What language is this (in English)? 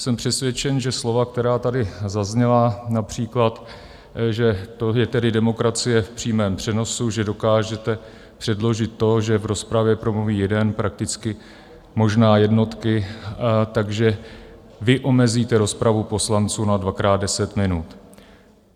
Czech